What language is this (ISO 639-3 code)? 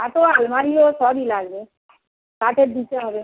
ben